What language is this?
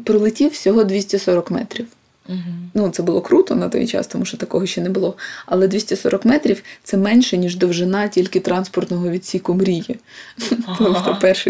Ukrainian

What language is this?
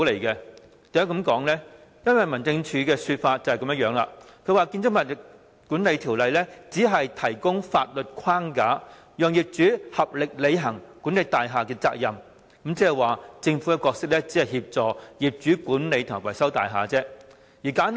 Cantonese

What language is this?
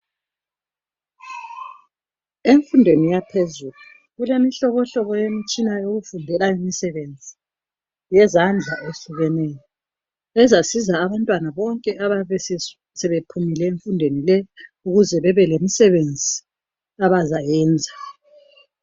North Ndebele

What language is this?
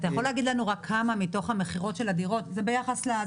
Hebrew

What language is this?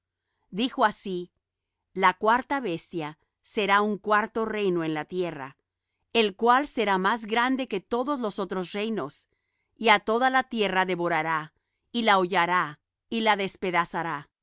Spanish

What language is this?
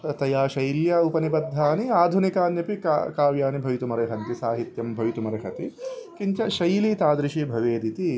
Sanskrit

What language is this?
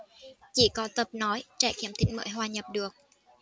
Vietnamese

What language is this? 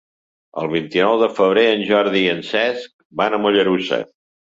Catalan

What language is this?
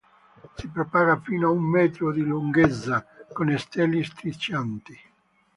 Italian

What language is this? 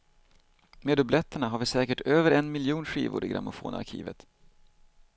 Swedish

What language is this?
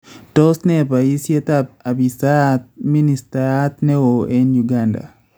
Kalenjin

